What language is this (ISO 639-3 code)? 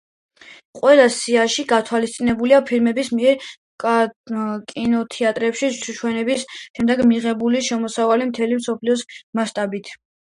kat